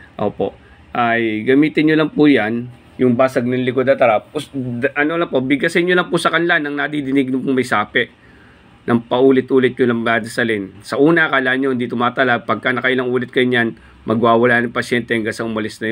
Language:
Filipino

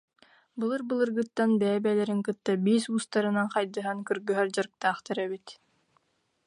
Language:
Yakut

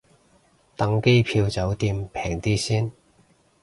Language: Cantonese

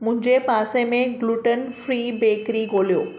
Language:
Sindhi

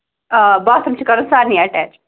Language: Kashmiri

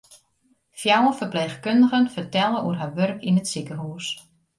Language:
Western Frisian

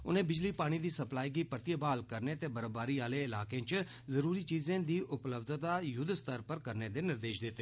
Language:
Dogri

